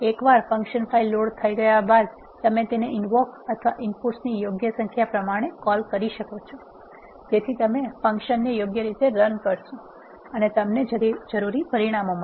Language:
Gujarati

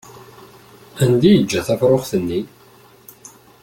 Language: Kabyle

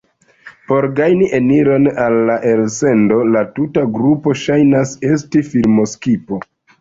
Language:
Esperanto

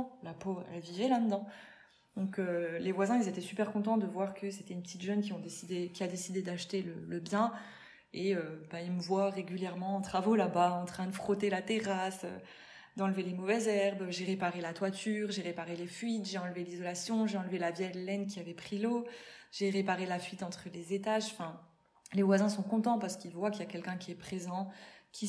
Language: French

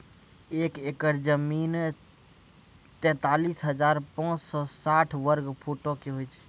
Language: Maithili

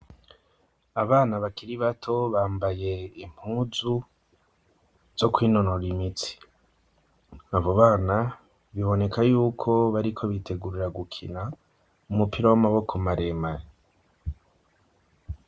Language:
Rundi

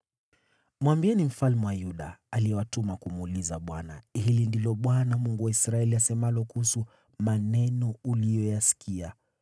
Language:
Swahili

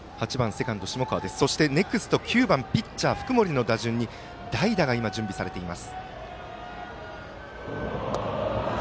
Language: Japanese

